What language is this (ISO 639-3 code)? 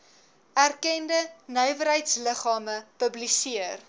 afr